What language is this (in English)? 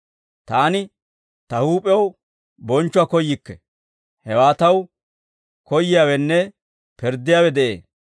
Dawro